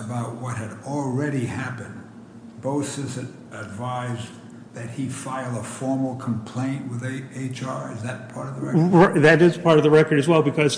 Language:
English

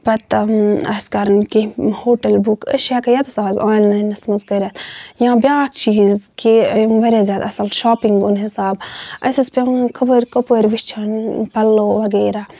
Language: Kashmiri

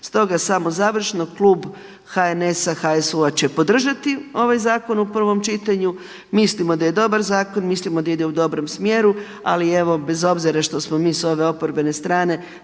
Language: Croatian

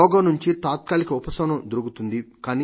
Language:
Telugu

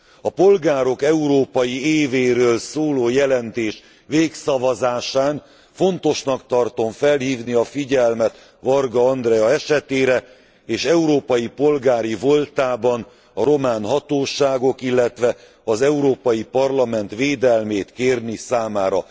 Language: Hungarian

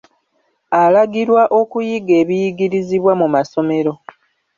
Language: Ganda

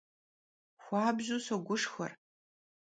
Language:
Kabardian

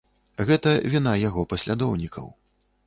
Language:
Belarusian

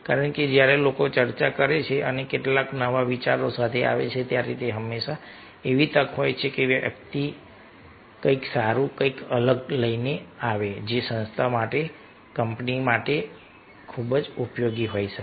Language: Gujarati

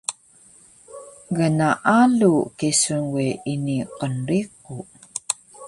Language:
Taroko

